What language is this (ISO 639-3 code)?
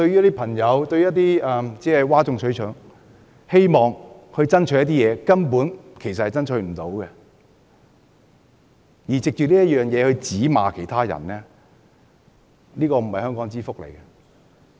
yue